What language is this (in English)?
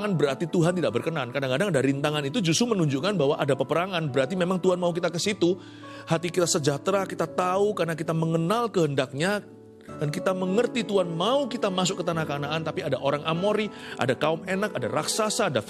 Indonesian